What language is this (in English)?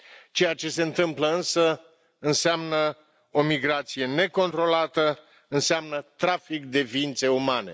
Romanian